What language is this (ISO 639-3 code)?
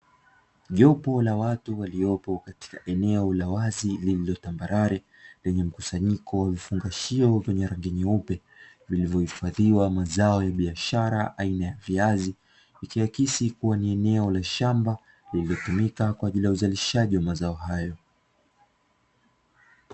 swa